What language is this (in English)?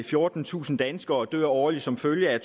Danish